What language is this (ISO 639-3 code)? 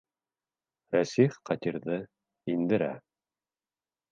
bak